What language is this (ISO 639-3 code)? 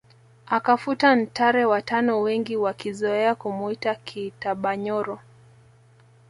swa